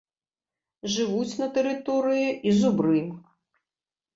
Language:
Belarusian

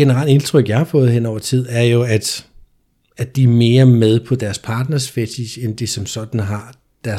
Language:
Danish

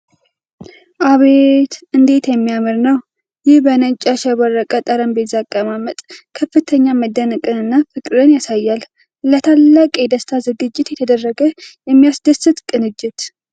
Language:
Amharic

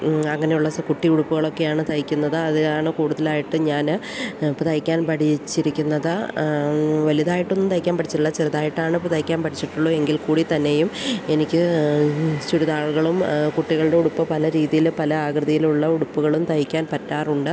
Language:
Malayalam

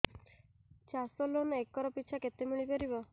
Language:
Odia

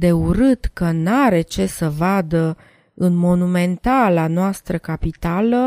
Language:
Romanian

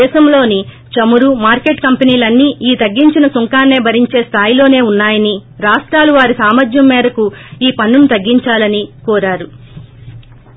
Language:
Telugu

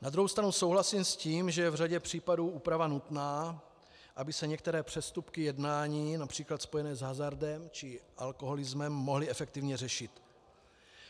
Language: Czech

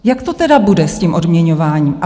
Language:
Czech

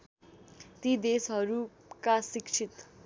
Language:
Nepali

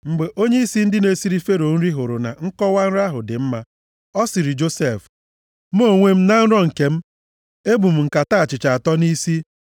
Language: Igbo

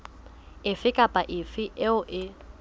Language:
Southern Sotho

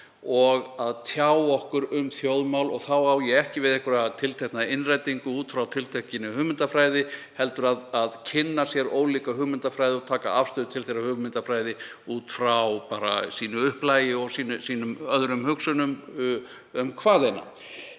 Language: Icelandic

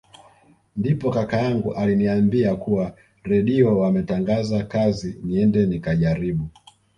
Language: Swahili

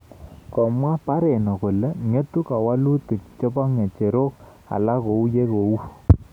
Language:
Kalenjin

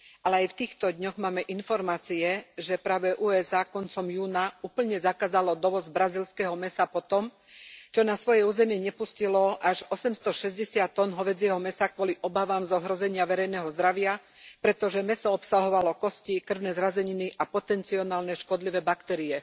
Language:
Slovak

